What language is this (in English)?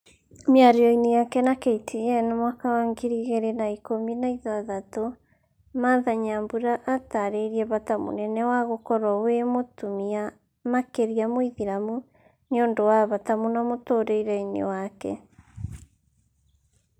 Kikuyu